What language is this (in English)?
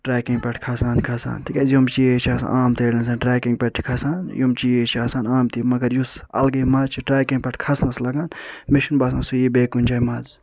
Kashmiri